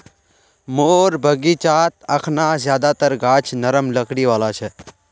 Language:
Magahi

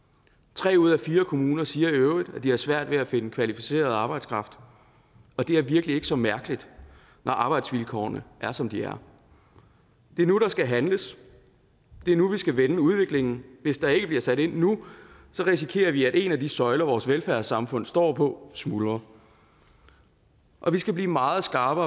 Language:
Danish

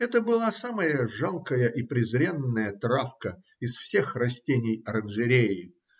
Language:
Russian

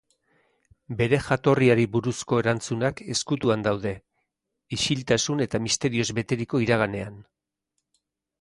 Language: Basque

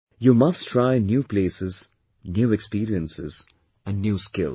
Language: English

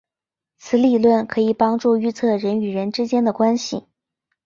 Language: Chinese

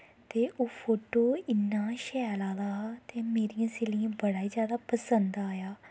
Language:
Dogri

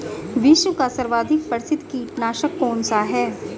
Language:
Hindi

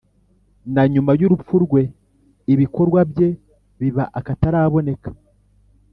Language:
Kinyarwanda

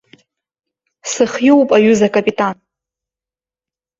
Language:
Abkhazian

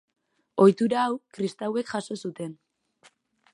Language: Basque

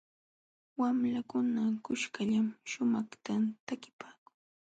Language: Jauja Wanca Quechua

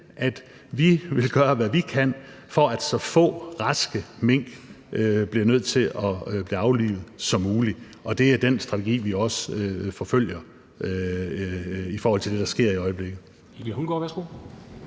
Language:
Danish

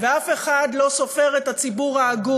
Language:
Hebrew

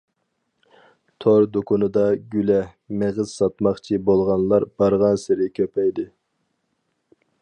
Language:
Uyghur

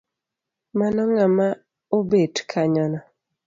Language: Luo (Kenya and Tanzania)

